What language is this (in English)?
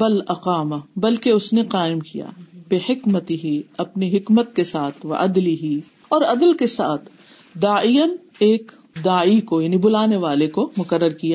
Urdu